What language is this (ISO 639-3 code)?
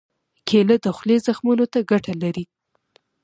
pus